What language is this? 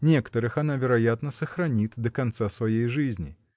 Russian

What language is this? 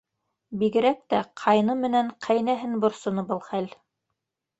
Bashkir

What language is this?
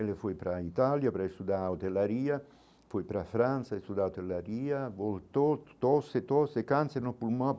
Portuguese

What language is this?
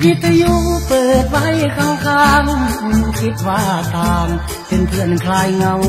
Thai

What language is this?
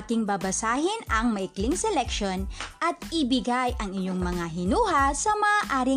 Filipino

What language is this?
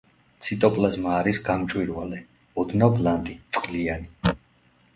Georgian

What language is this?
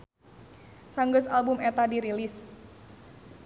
Sundanese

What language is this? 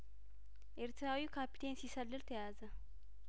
Amharic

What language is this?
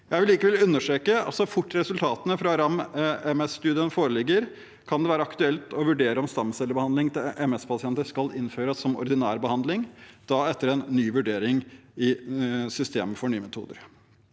Norwegian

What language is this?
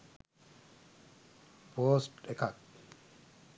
Sinhala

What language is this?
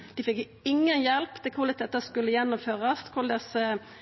Norwegian Nynorsk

